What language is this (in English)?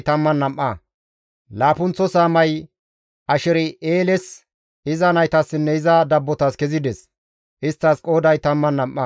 Gamo